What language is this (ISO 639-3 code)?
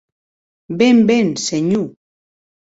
oci